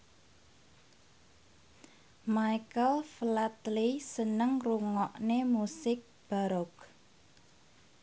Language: Javanese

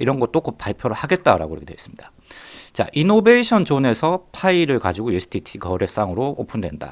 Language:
Korean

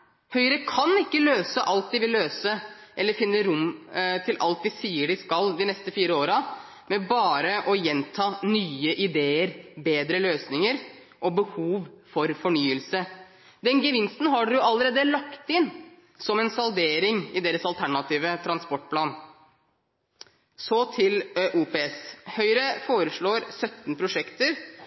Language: Norwegian Bokmål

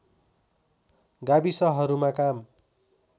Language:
Nepali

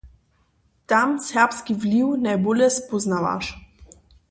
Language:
Upper Sorbian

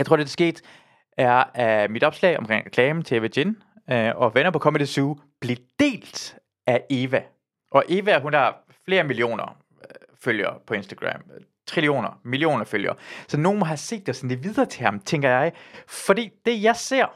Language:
Danish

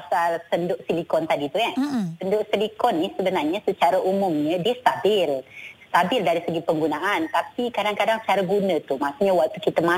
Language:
Malay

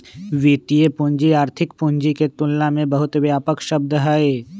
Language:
Magahi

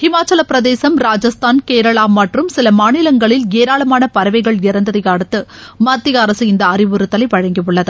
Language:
Tamil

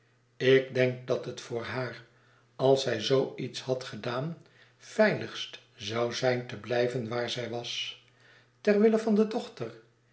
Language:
Dutch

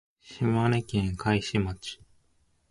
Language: Japanese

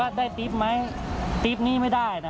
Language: Thai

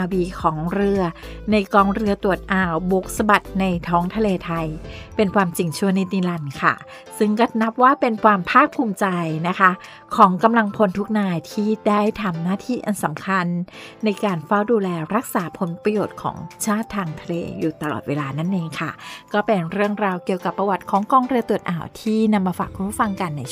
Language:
Thai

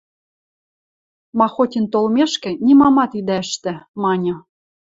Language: Western Mari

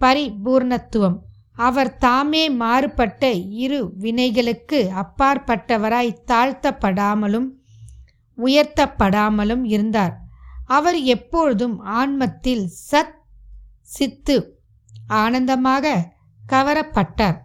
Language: Tamil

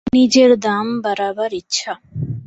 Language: Bangla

